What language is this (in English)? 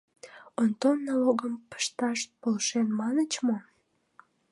Mari